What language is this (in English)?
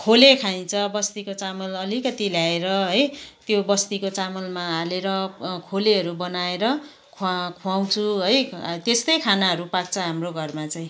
Nepali